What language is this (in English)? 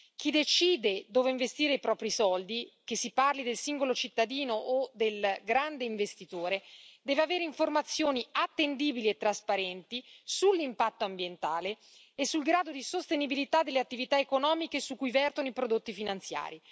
Italian